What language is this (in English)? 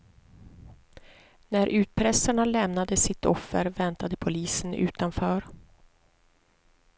Swedish